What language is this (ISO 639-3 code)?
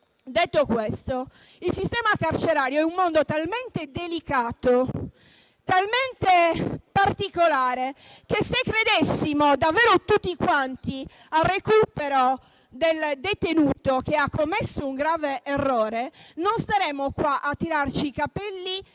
ita